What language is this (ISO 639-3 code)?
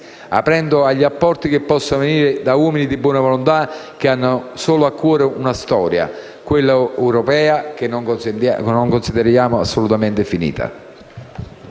ita